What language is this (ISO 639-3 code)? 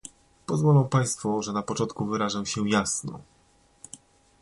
pol